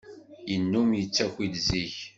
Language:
Kabyle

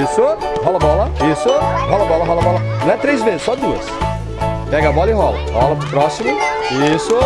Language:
Portuguese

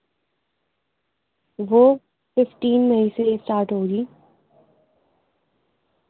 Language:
Urdu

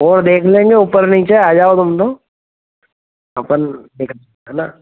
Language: Hindi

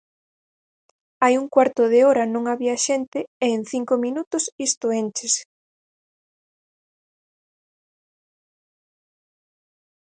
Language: Galician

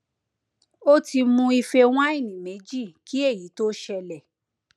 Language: Yoruba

